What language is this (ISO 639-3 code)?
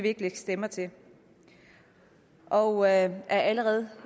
dan